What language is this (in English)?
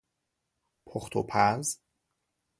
Persian